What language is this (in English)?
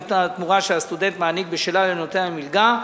Hebrew